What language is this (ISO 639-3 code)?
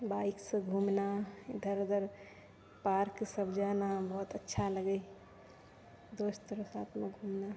mai